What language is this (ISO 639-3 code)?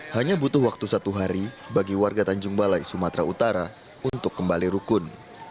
ind